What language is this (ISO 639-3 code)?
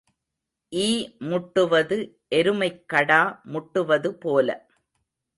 tam